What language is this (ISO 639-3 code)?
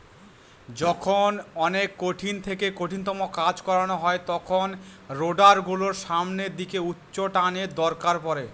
ben